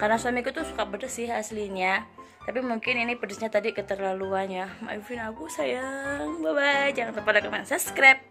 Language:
Indonesian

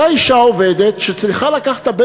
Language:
Hebrew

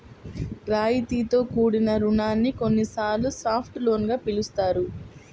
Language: Telugu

